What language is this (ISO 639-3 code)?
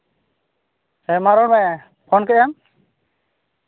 sat